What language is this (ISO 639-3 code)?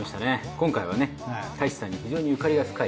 jpn